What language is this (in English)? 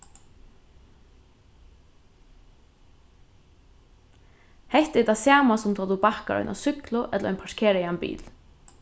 Faroese